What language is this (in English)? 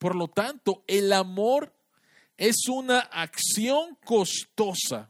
Spanish